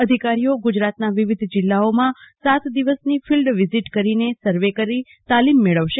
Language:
Gujarati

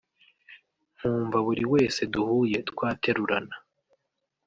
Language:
Kinyarwanda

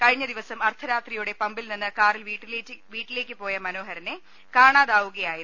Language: Malayalam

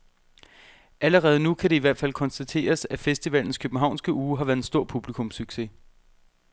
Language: Danish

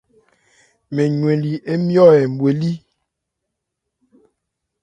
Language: Ebrié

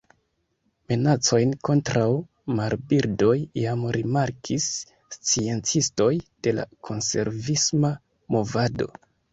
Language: Esperanto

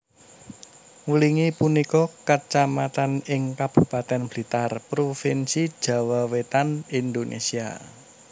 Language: Javanese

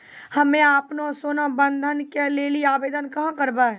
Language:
Maithili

